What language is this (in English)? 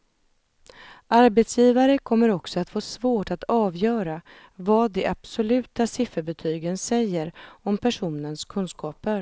Swedish